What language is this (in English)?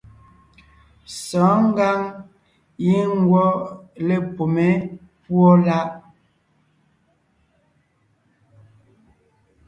Ngiemboon